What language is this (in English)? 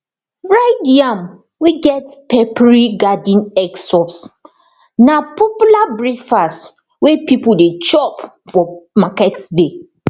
Nigerian Pidgin